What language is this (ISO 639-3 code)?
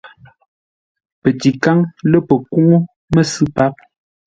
nla